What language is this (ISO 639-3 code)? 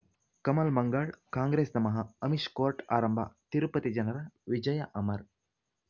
kan